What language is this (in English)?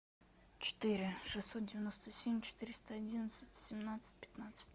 Russian